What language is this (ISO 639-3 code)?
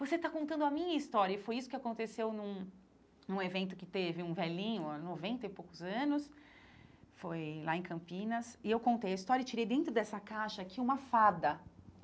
por